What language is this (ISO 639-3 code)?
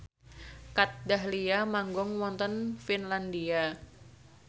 jav